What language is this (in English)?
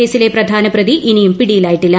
Malayalam